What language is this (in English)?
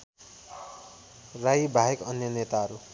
Nepali